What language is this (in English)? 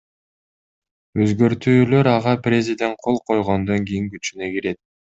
Kyrgyz